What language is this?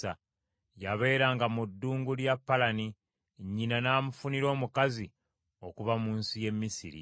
Ganda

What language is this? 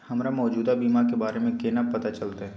Maithili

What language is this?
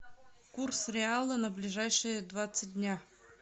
Russian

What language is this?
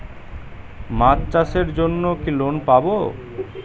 Bangla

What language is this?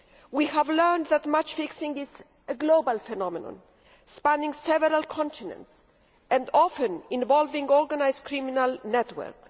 English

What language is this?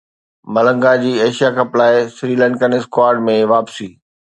Sindhi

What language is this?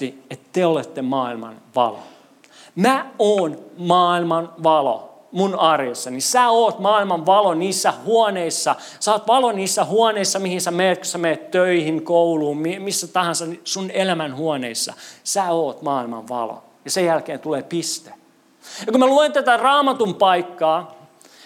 Finnish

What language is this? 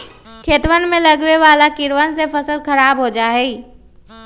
Magahi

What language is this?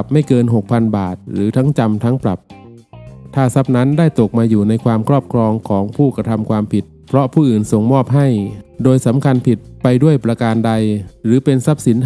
Thai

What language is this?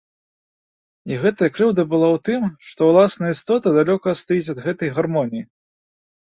Belarusian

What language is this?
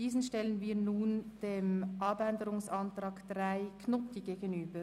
Swiss German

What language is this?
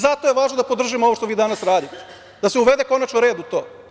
Serbian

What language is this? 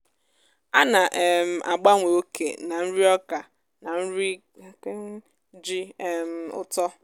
Igbo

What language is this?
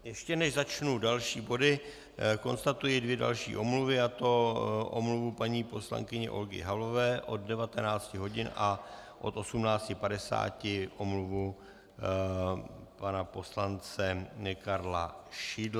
Czech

